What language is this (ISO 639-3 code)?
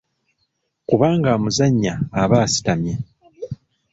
lug